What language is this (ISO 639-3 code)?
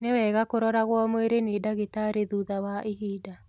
kik